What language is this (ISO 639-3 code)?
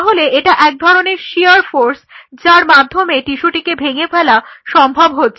ben